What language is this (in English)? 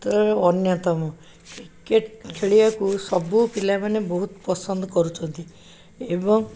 Odia